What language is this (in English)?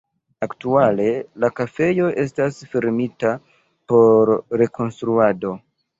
Esperanto